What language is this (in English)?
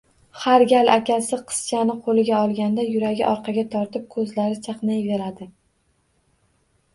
Uzbek